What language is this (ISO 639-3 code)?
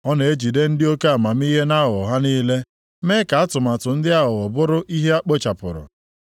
ibo